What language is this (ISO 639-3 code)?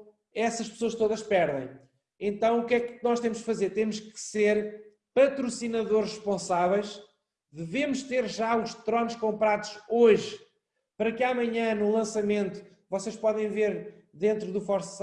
por